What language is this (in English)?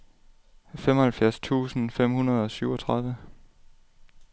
Danish